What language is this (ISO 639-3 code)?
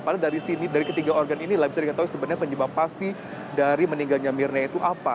ind